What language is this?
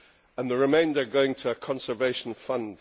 English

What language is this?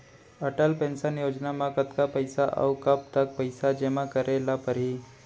Chhattisgarhi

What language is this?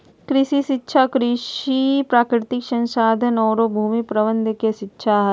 Magahi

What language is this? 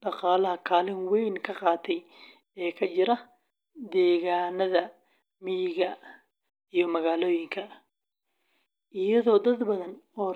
Somali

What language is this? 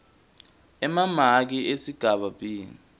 Swati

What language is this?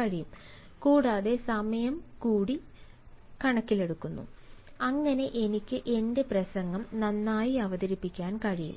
Malayalam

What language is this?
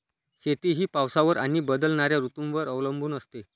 Marathi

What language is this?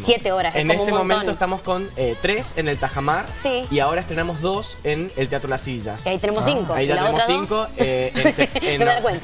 Spanish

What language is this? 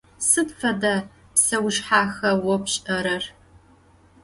Adyghe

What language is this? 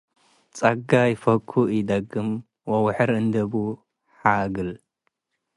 Tigre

